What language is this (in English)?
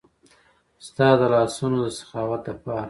Pashto